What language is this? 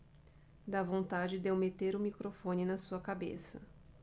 Portuguese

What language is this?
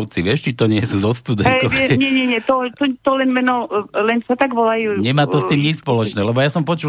Slovak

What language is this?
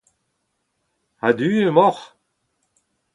Breton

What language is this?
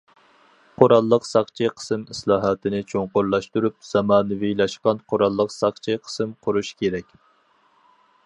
Uyghur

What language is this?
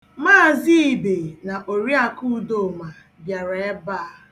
Igbo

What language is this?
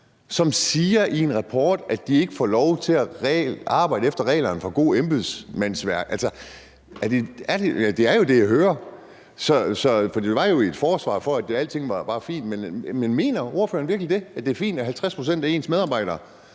Danish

